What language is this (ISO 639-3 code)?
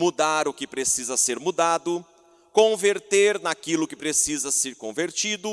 por